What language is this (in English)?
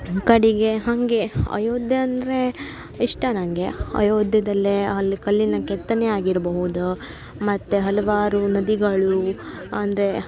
Kannada